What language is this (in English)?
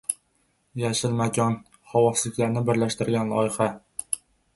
Uzbek